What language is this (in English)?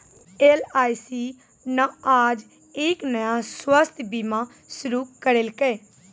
Maithili